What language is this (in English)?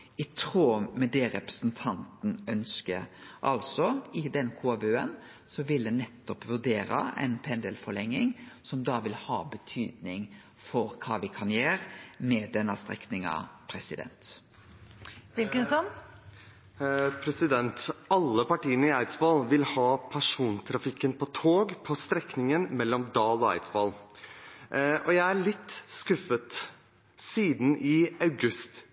Norwegian